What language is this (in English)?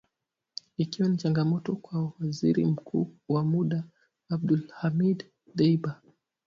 Swahili